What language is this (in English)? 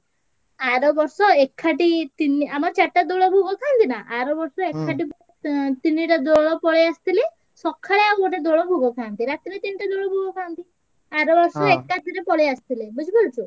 Odia